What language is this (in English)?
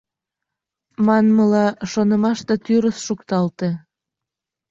Mari